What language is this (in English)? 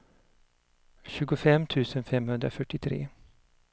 Swedish